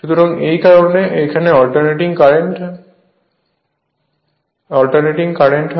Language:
Bangla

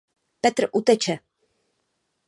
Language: Czech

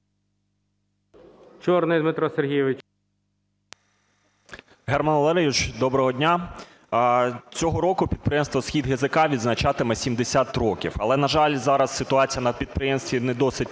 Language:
Ukrainian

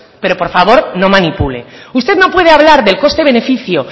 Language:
Spanish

